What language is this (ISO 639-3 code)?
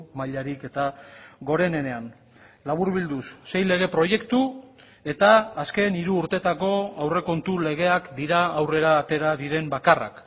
eus